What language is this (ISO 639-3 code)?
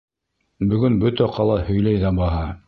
bak